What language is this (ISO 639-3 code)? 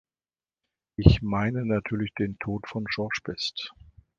deu